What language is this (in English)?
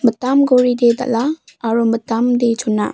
Garo